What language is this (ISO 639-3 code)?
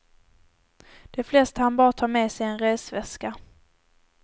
swe